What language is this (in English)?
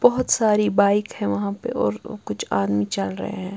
Hindi